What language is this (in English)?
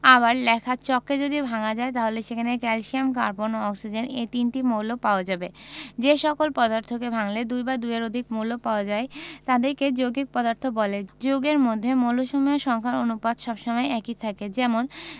Bangla